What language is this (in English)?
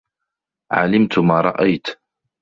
Arabic